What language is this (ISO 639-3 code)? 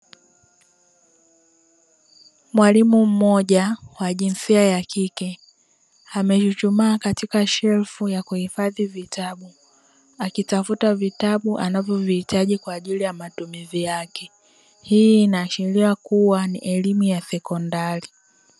swa